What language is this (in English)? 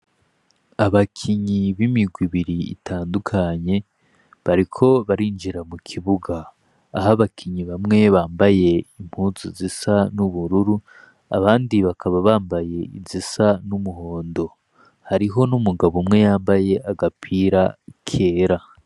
Rundi